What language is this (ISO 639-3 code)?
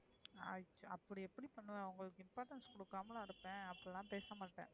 tam